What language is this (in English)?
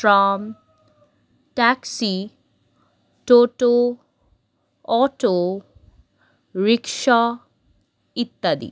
Bangla